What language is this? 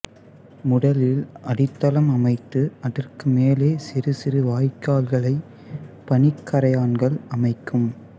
Tamil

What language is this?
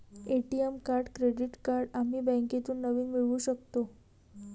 Marathi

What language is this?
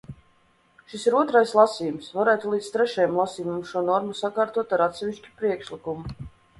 Latvian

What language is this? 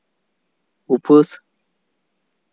Santali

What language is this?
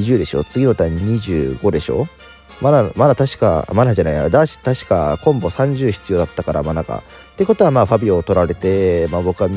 Japanese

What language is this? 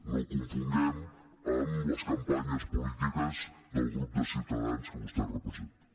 Catalan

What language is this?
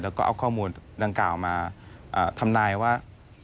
Thai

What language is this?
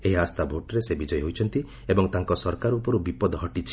Odia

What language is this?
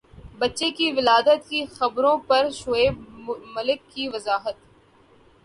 Urdu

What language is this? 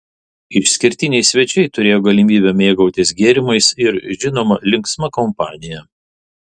Lithuanian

